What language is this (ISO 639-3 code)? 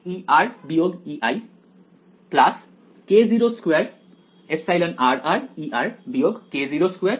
ben